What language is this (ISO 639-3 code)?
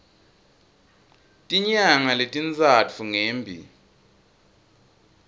ssw